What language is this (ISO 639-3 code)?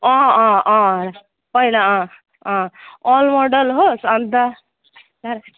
nep